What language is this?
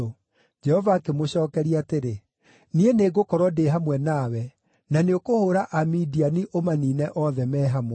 Kikuyu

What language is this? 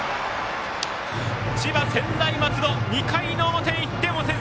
Japanese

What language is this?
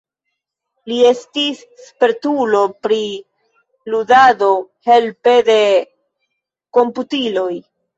Esperanto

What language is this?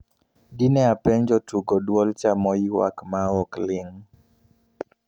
Luo (Kenya and Tanzania)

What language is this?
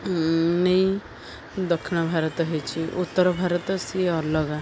Odia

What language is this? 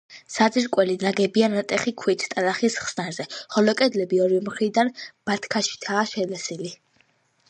Georgian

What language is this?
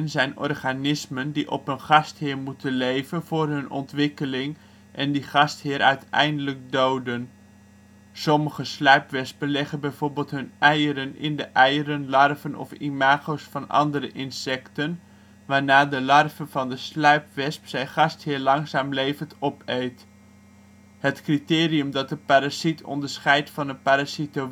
Dutch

